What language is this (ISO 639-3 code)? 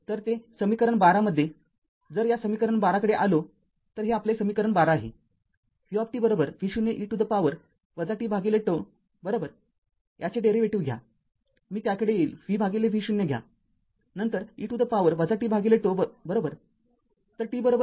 mar